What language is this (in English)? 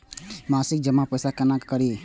Maithili